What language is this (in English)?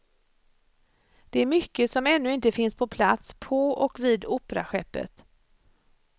Swedish